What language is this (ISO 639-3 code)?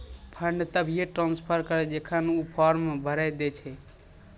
mai